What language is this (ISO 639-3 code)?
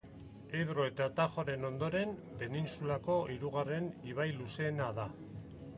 eus